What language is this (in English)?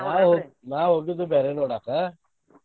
Kannada